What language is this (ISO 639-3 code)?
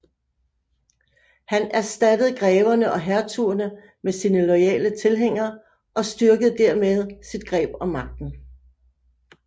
dan